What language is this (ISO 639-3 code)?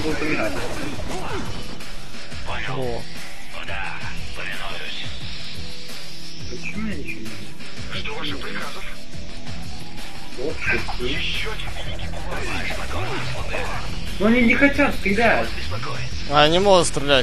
rus